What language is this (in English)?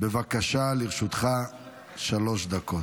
Hebrew